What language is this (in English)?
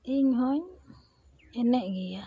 Santali